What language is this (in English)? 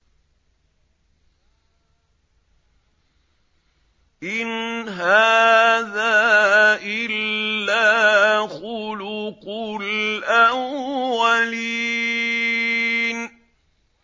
Arabic